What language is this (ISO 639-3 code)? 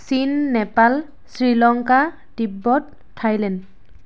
asm